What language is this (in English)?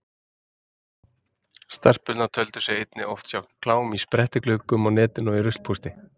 Icelandic